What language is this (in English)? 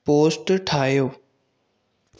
Sindhi